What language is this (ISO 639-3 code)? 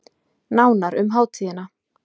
isl